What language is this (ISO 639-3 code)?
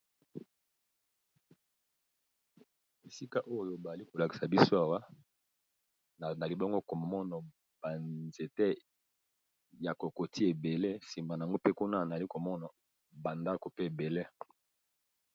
lin